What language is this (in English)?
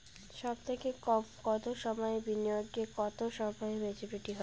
Bangla